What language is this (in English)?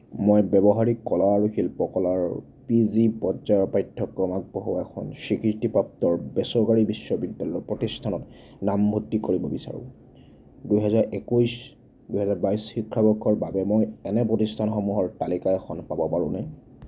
Assamese